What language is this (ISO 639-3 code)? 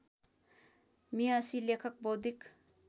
nep